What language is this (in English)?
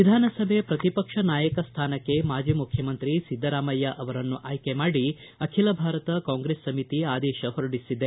Kannada